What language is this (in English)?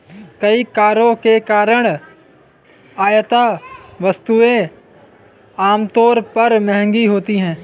Hindi